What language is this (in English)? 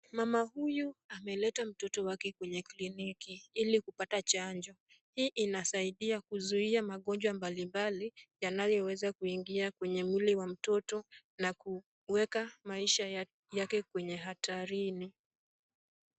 Swahili